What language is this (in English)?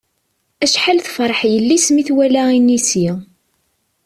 Kabyle